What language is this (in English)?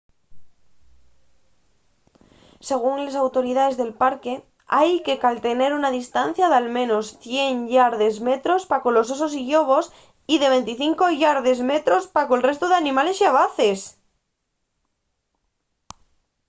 Asturian